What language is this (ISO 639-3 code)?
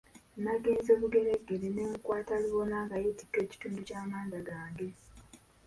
lug